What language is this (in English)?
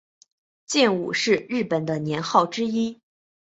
Chinese